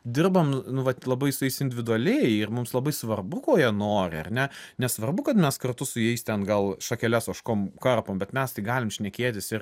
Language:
Lithuanian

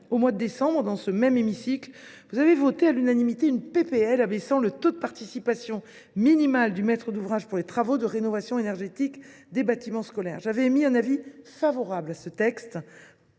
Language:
French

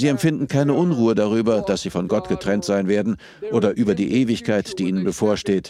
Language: German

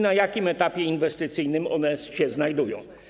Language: Polish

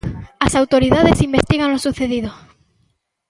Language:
Galician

